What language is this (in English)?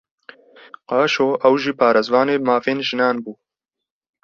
Kurdish